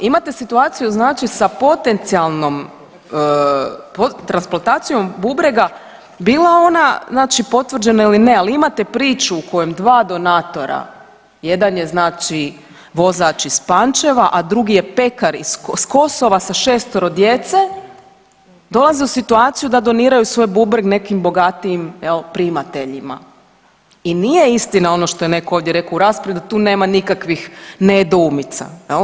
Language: Croatian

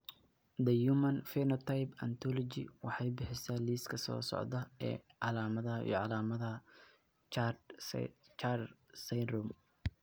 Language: Somali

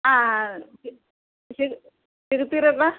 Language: Kannada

